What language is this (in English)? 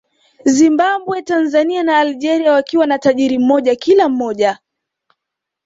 Swahili